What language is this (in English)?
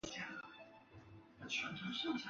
Chinese